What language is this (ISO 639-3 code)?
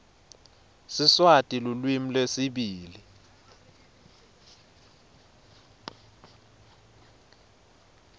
ssw